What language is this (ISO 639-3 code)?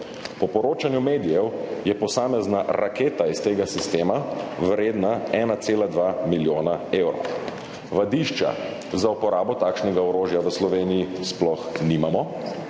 slv